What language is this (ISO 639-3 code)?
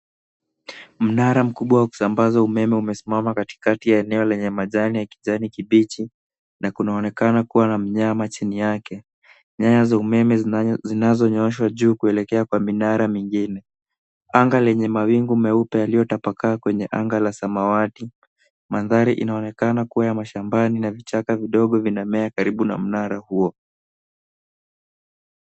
swa